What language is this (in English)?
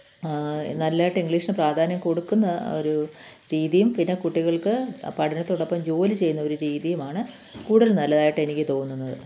Malayalam